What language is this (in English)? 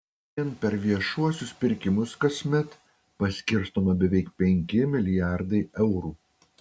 Lithuanian